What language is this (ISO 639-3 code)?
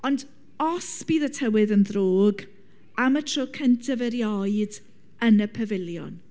cym